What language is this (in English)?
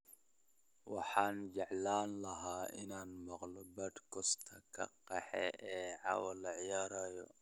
Somali